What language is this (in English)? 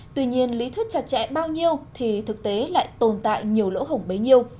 Vietnamese